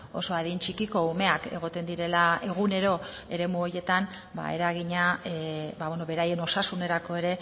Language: Basque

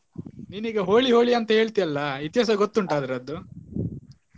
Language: Kannada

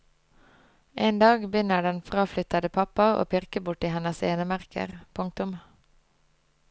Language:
Norwegian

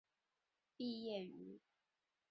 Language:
Chinese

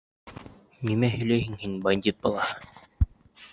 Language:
Bashkir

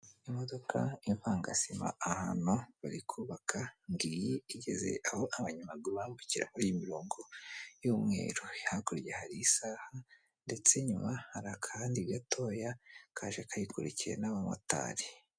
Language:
Kinyarwanda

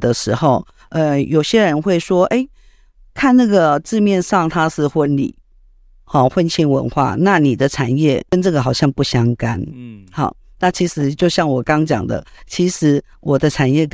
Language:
Chinese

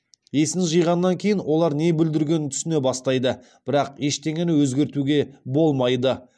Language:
Kazakh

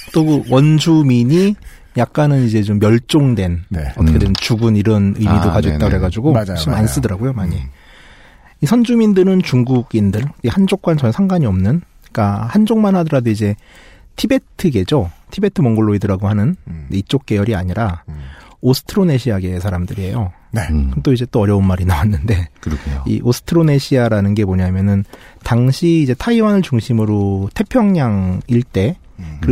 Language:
Korean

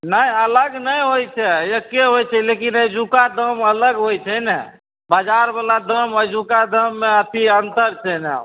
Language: Maithili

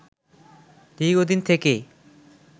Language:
Bangla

